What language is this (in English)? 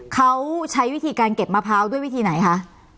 Thai